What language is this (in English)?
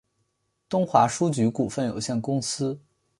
Chinese